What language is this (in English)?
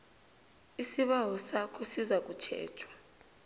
South Ndebele